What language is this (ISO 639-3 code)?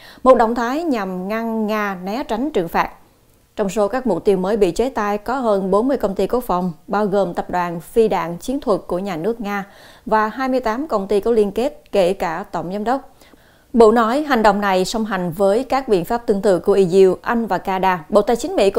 vie